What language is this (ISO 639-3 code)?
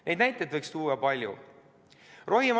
est